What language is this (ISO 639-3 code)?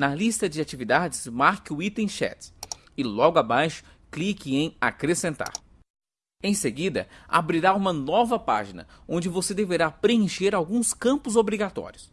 por